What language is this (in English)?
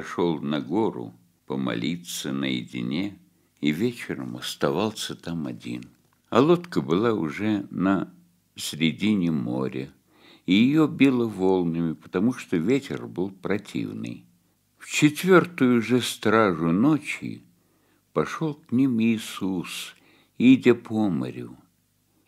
Russian